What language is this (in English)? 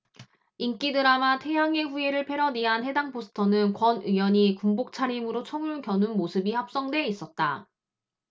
Korean